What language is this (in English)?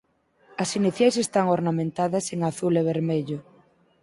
Galician